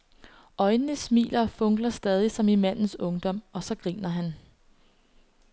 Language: Danish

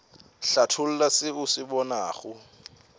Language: Northern Sotho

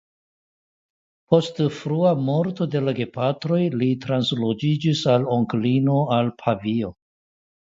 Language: Esperanto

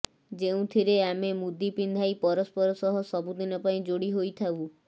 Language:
Odia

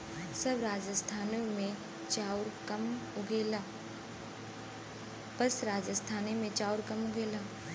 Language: Bhojpuri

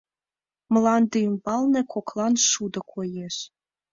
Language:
Mari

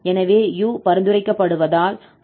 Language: Tamil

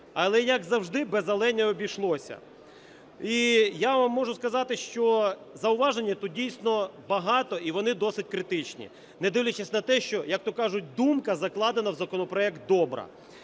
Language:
Ukrainian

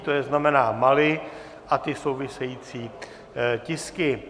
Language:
Czech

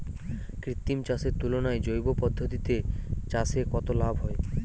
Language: Bangla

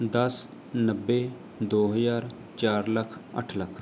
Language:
Punjabi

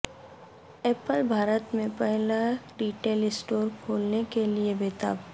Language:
Urdu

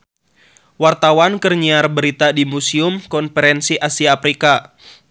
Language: Sundanese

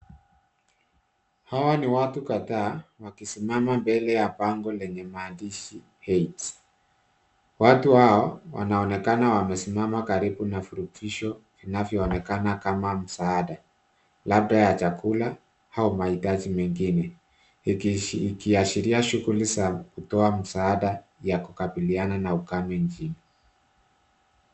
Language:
Swahili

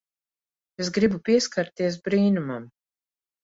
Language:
Latvian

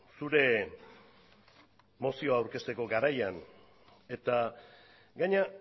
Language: Basque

